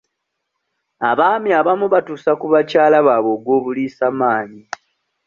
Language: Ganda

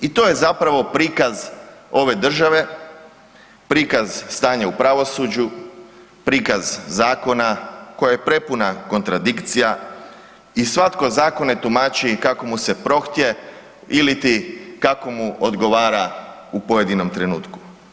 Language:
Croatian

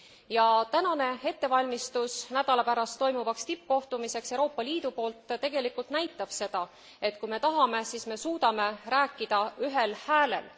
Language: Estonian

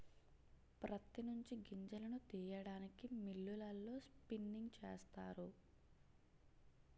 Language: Telugu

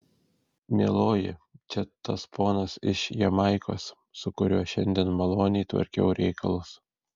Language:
Lithuanian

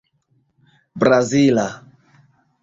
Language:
Esperanto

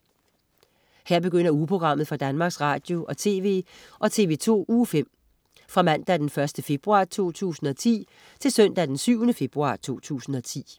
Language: Danish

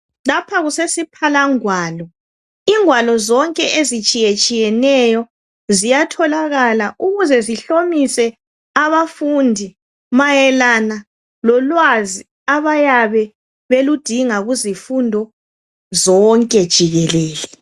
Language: North Ndebele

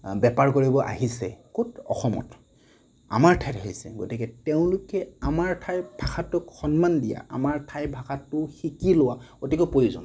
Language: Assamese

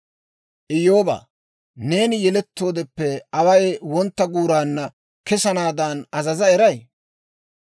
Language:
Dawro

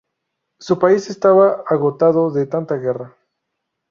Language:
Spanish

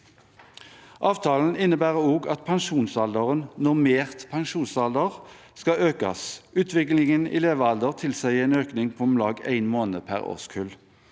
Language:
Norwegian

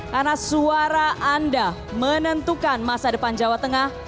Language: Indonesian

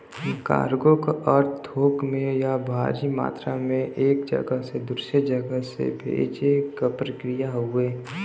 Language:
Bhojpuri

